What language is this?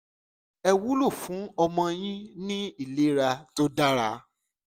Yoruba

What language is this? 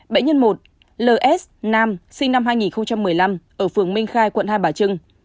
Vietnamese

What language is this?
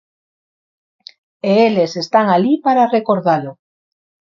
Galician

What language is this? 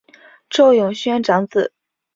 Chinese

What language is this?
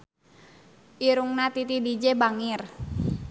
Sundanese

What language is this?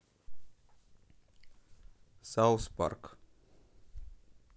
Russian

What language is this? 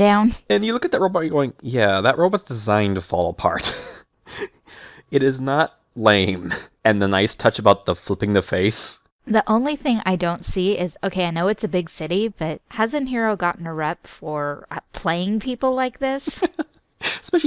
English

